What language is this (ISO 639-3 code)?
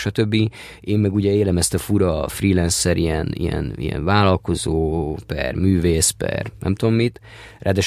hun